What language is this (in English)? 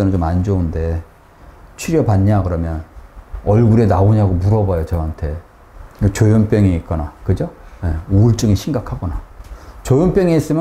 Korean